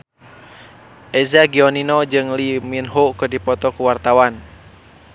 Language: Sundanese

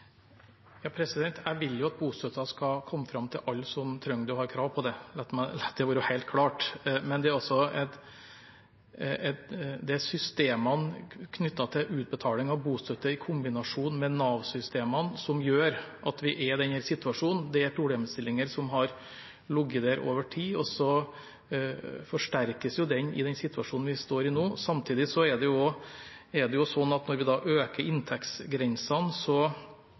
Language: Norwegian Bokmål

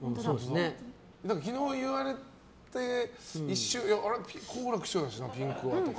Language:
Japanese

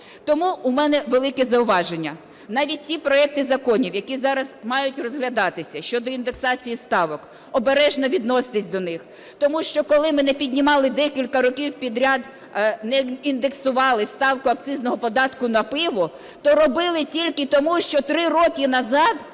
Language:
Ukrainian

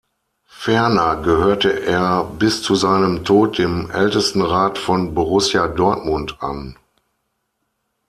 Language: German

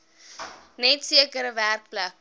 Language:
Afrikaans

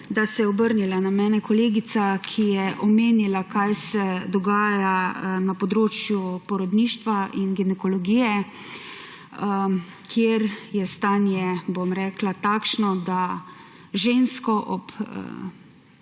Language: Slovenian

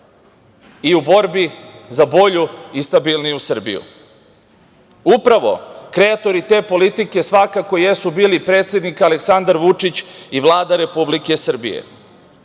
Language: Serbian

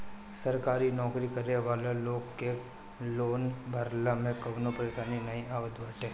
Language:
Bhojpuri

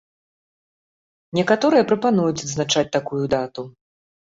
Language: Belarusian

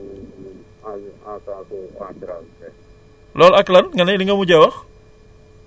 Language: Wolof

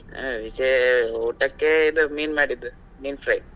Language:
Kannada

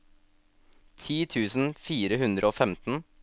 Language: Norwegian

